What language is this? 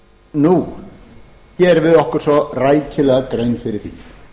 Icelandic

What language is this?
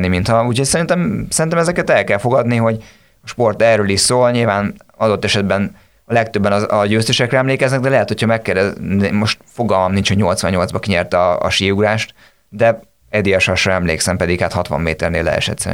Hungarian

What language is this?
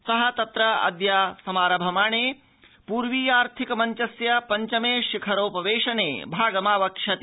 Sanskrit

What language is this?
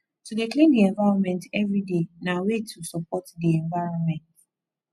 Nigerian Pidgin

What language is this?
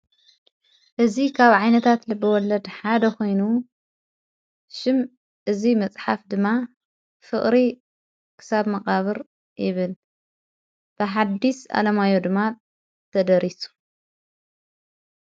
Tigrinya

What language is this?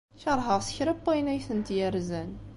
Kabyle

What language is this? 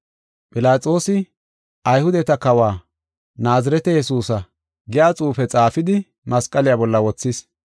Gofa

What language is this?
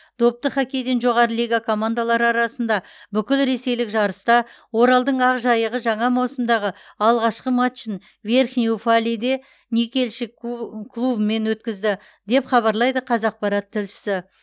Kazakh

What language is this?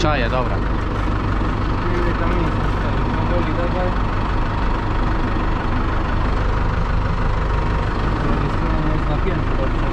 Polish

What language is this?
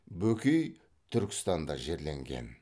Kazakh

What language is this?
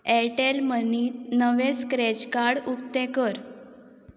Konkani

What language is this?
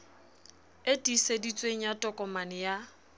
Southern Sotho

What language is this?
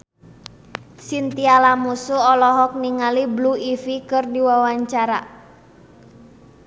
Sundanese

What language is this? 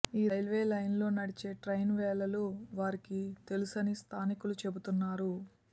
Telugu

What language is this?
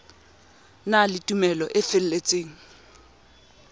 Southern Sotho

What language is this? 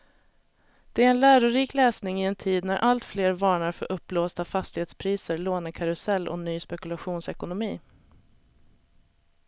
Swedish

